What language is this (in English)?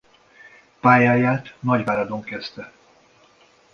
Hungarian